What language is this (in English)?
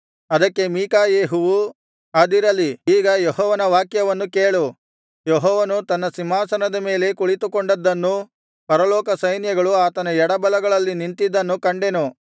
Kannada